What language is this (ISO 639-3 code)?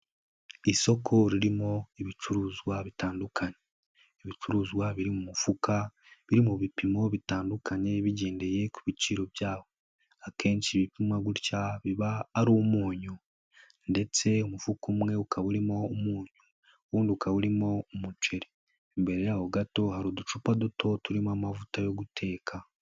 kin